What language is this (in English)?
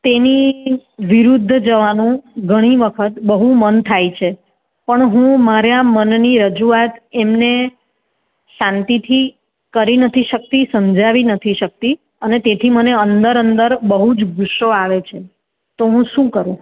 Gujarati